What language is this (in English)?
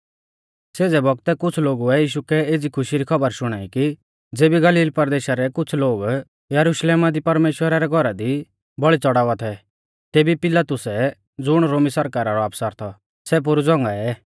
Mahasu Pahari